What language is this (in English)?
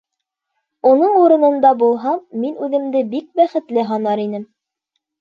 Bashkir